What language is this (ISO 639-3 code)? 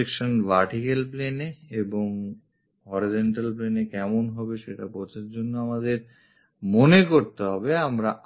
ben